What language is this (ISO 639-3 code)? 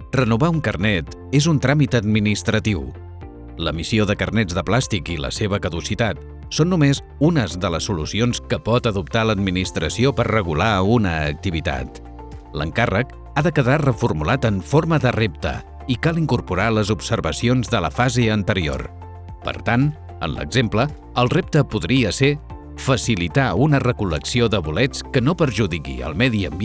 cat